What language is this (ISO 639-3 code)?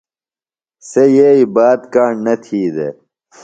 phl